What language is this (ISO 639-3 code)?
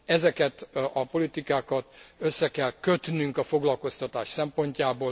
hun